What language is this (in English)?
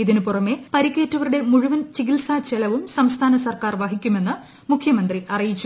Malayalam